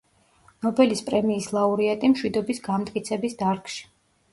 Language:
Georgian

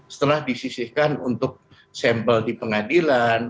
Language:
Indonesian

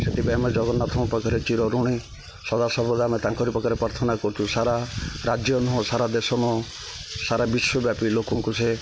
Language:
Odia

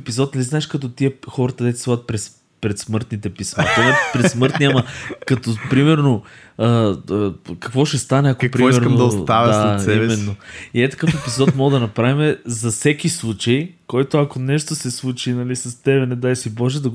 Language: Bulgarian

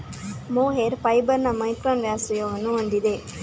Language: Kannada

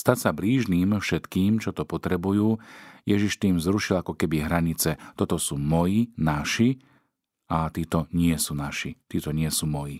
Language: Slovak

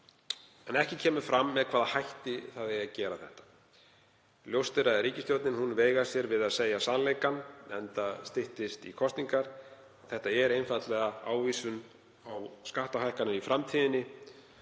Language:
Icelandic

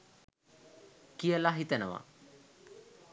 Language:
Sinhala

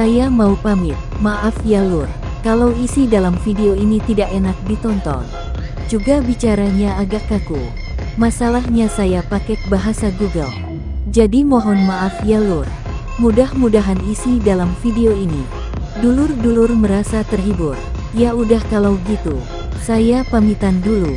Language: Indonesian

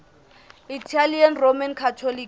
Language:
Southern Sotho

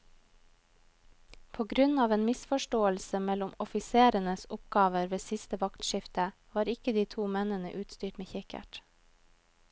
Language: Norwegian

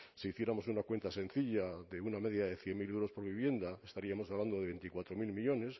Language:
Spanish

